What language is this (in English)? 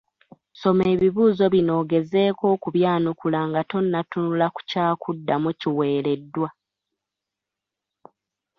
Ganda